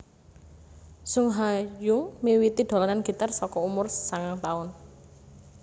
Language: Javanese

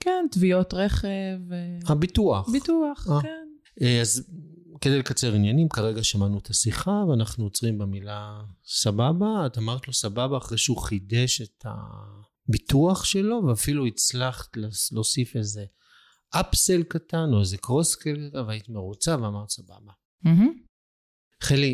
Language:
Hebrew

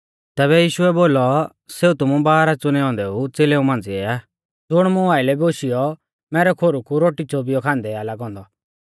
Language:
Mahasu Pahari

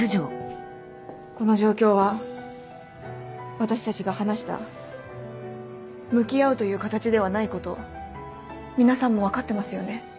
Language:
Japanese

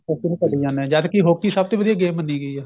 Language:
Punjabi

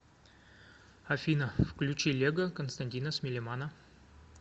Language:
Russian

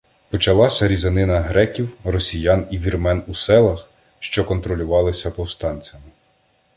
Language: Ukrainian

